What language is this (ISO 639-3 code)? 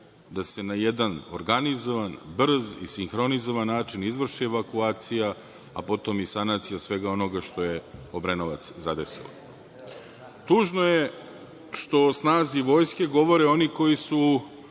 srp